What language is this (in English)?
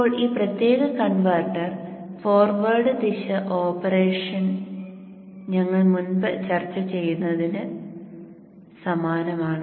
Malayalam